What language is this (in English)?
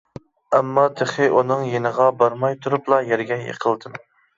Uyghur